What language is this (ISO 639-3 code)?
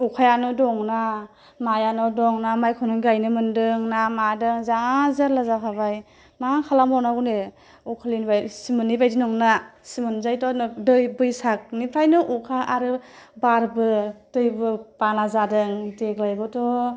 brx